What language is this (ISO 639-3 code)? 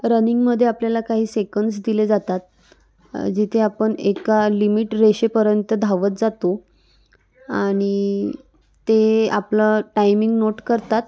mar